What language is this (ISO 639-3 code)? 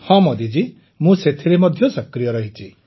ori